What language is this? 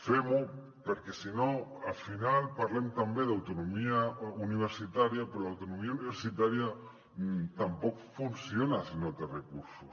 Catalan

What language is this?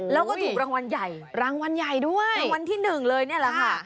Thai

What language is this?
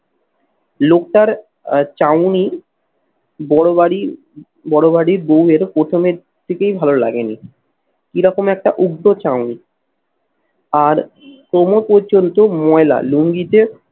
Bangla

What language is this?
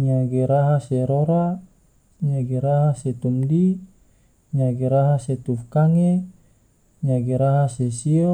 Tidore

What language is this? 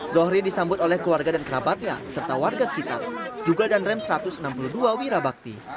Indonesian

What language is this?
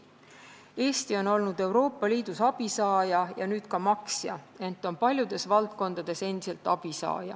Estonian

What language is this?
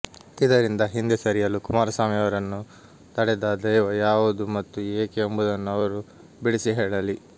Kannada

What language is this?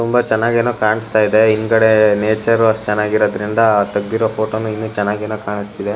Kannada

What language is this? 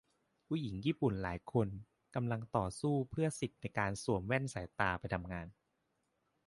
Thai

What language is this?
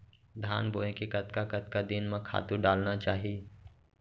Chhattisgarhi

